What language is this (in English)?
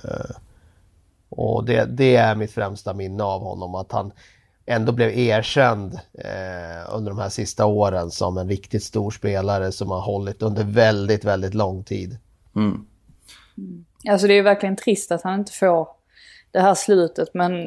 Swedish